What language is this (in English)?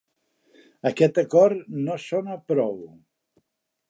Catalan